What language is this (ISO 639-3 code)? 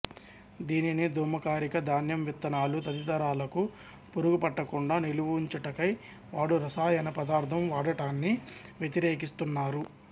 tel